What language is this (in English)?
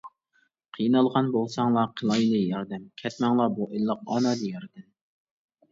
Uyghur